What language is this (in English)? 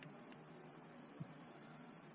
Hindi